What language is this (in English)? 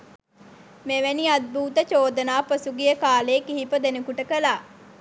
Sinhala